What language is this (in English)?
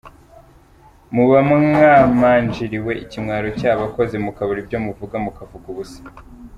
Kinyarwanda